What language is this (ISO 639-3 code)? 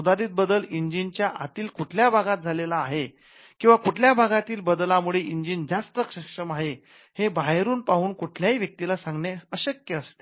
mar